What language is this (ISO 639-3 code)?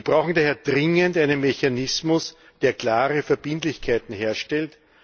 deu